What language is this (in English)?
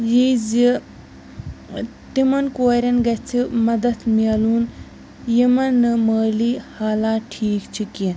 Kashmiri